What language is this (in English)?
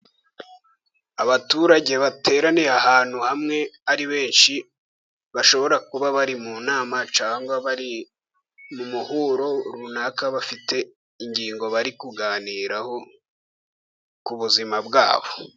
Kinyarwanda